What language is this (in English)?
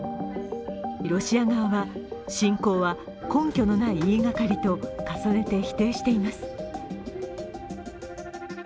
Japanese